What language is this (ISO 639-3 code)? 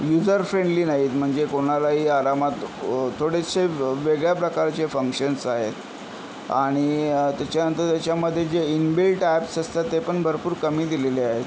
mar